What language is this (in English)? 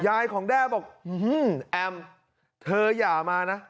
Thai